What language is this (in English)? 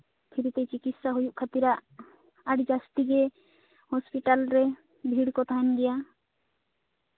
Santali